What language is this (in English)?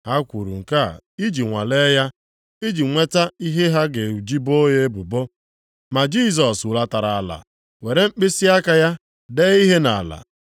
Igbo